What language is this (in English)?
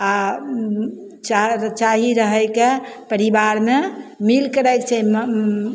Maithili